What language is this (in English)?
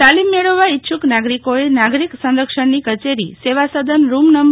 Gujarati